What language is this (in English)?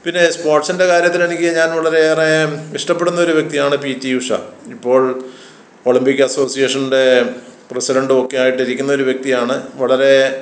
Malayalam